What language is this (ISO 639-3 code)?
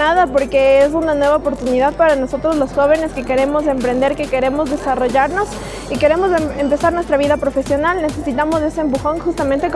spa